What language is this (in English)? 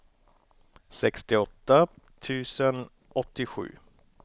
Swedish